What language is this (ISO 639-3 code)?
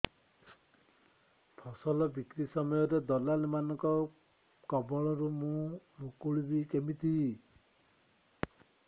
ori